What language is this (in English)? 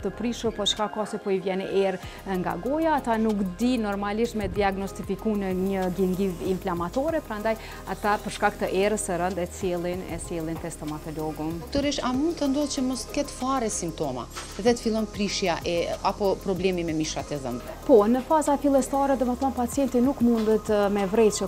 Romanian